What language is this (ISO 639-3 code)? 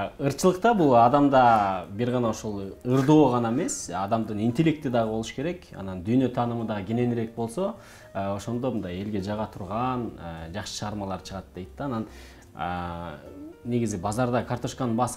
tur